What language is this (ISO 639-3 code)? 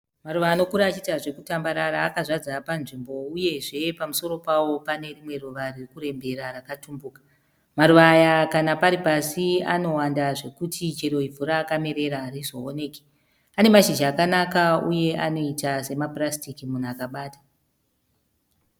sna